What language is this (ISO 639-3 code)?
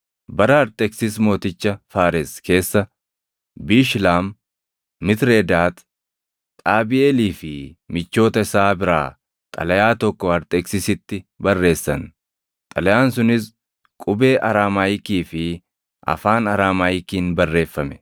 orm